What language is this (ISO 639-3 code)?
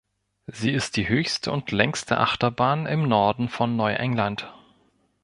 deu